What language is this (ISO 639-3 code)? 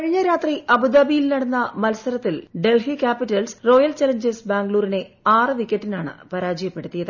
mal